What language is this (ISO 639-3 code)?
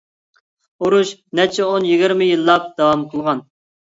uig